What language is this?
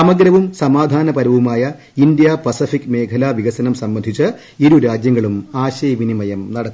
Malayalam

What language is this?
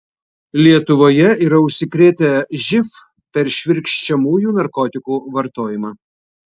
Lithuanian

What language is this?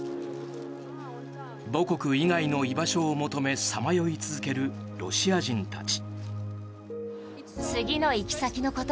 Japanese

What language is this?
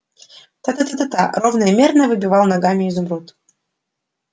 Russian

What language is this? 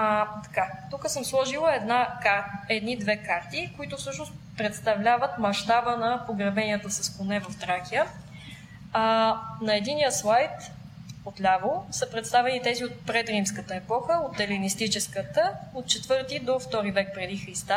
Bulgarian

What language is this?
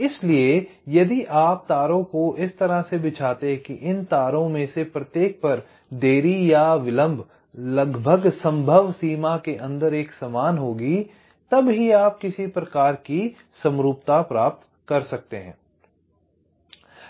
Hindi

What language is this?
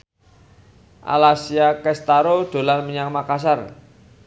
Javanese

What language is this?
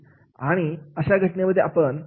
Marathi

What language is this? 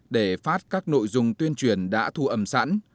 Vietnamese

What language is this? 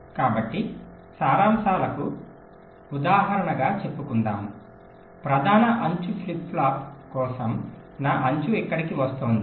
Telugu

